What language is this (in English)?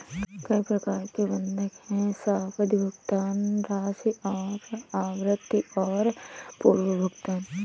Hindi